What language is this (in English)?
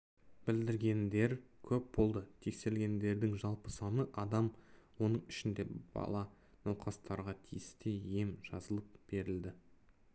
Kazakh